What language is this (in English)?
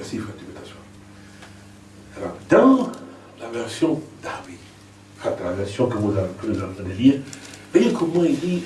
French